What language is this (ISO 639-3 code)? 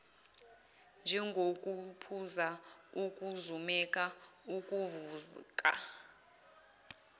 zul